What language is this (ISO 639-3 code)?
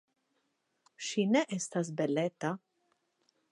epo